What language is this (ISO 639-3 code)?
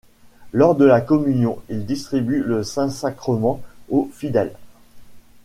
fra